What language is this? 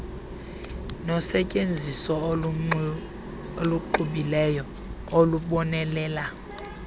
Xhosa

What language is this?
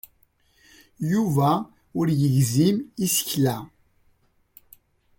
Kabyle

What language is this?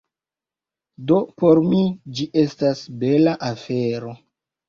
Esperanto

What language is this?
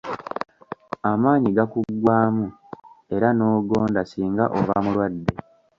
Ganda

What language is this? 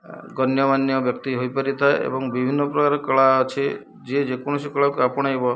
Odia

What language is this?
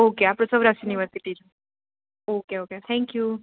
Gujarati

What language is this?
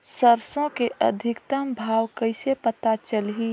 Chhattisgarhi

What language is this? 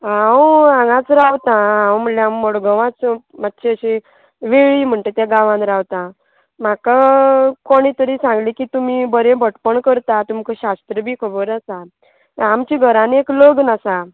Konkani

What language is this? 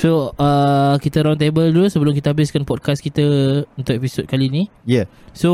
Malay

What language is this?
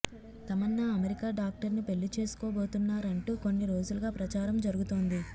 Telugu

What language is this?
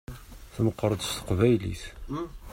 Kabyle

